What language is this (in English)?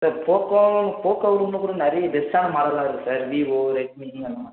Tamil